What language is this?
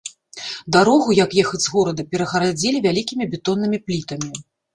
Belarusian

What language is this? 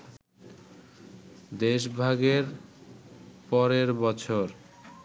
Bangla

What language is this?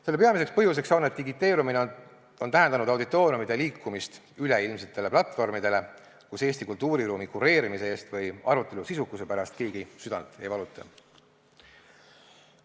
Estonian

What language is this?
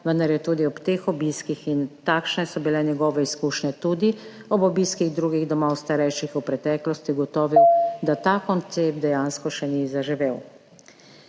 Slovenian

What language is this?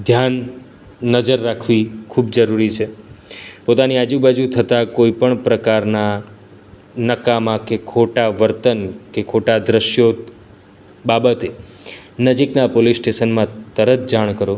Gujarati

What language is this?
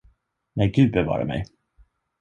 Swedish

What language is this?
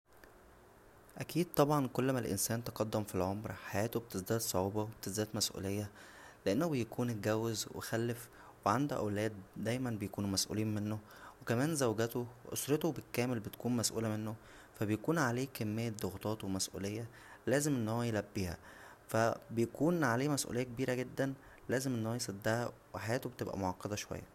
Egyptian Arabic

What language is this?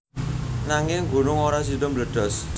Javanese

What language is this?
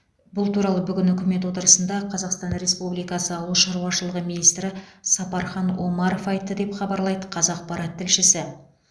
Kazakh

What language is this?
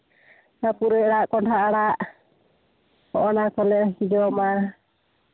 Santali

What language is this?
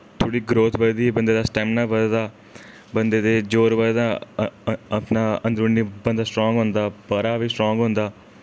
Dogri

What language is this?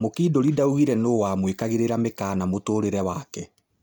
Kikuyu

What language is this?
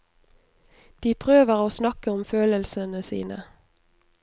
Norwegian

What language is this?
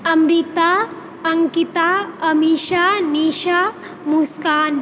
Maithili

